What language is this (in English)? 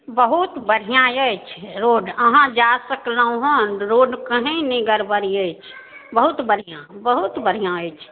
Maithili